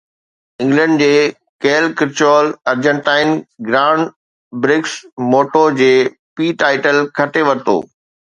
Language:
Sindhi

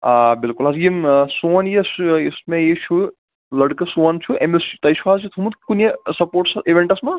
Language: Kashmiri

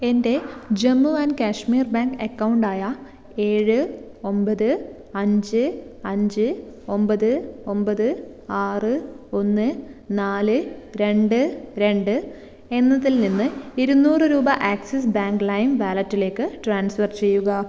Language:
Malayalam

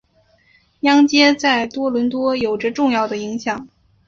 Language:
Chinese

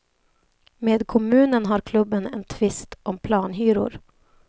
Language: Swedish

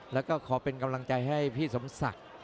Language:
Thai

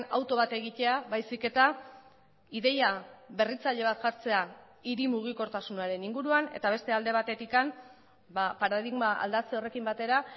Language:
Basque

